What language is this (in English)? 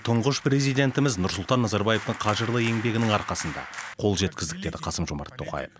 Kazakh